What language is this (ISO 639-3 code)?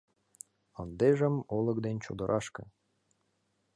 chm